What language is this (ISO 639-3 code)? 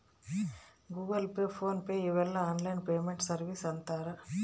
kan